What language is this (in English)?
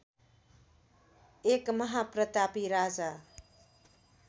Nepali